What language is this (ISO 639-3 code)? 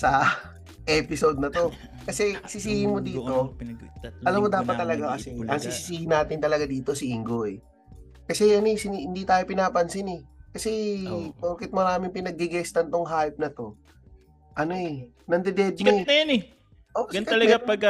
fil